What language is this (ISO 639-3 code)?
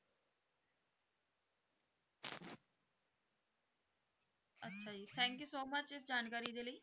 pan